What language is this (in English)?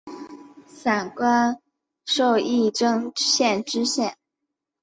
Chinese